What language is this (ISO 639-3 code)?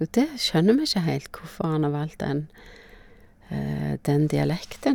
nor